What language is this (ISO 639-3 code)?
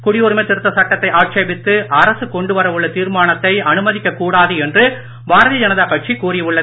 tam